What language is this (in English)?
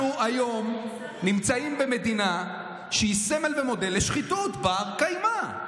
Hebrew